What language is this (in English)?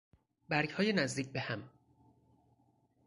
Persian